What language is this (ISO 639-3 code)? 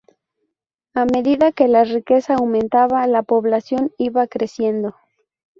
spa